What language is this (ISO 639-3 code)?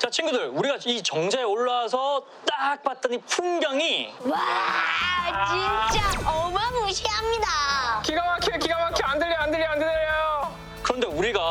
kor